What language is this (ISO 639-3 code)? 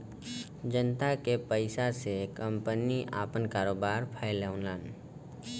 bho